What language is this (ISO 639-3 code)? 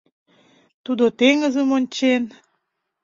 chm